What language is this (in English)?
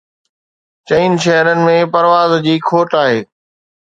Sindhi